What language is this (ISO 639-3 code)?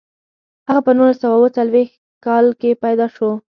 pus